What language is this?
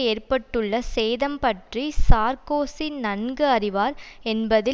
Tamil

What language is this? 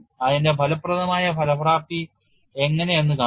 Malayalam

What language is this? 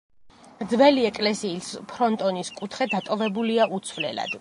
Georgian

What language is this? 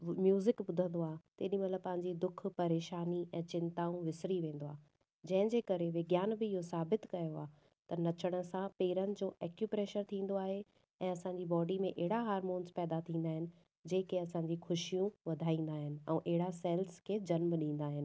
Sindhi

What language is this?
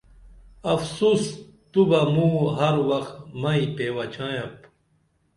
Dameli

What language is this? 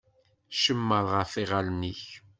Kabyle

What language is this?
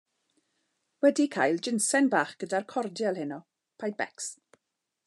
Welsh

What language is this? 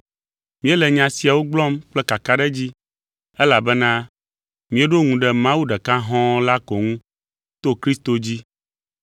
Ewe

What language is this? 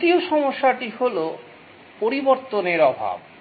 Bangla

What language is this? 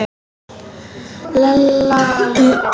Icelandic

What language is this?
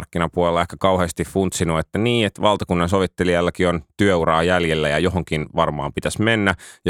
Finnish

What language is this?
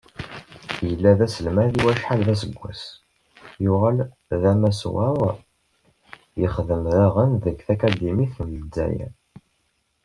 Kabyle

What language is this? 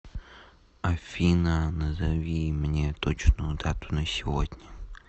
Russian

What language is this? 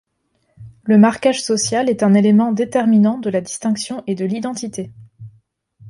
French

